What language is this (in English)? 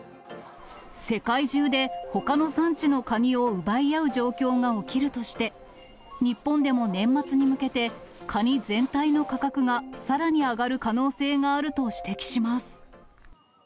Japanese